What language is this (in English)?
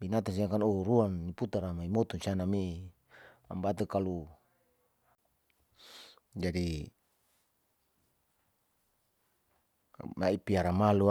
Saleman